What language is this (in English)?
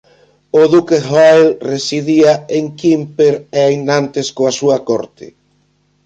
Galician